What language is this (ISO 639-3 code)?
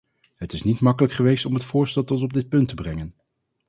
nld